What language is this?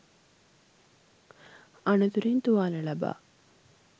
Sinhala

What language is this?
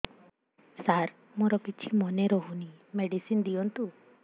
Odia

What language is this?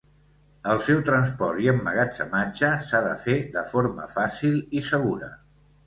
Catalan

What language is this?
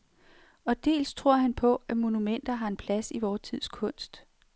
Danish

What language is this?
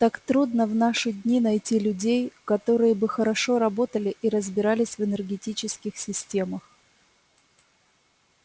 Russian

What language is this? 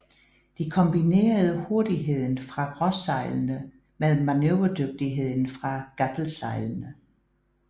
Danish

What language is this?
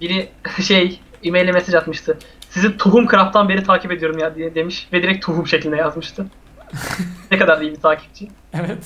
Turkish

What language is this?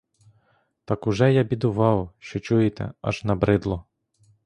Ukrainian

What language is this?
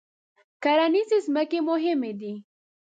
Pashto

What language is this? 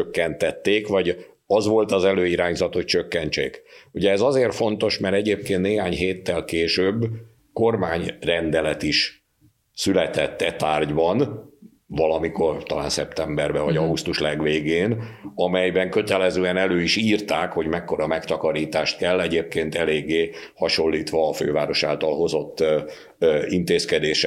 Hungarian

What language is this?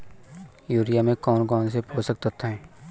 Hindi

